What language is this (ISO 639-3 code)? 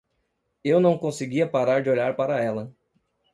por